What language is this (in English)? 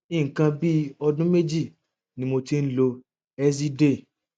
Yoruba